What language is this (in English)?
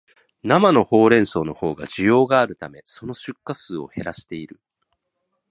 Japanese